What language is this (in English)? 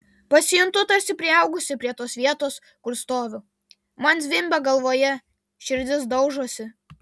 Lithuanian